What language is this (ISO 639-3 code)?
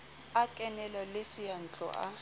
sot